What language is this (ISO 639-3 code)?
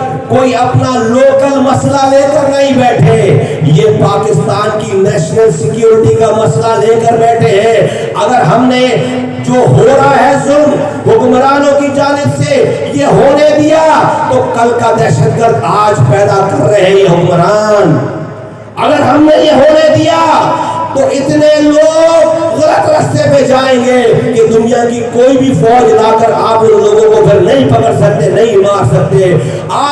urd